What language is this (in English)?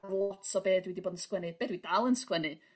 Welsh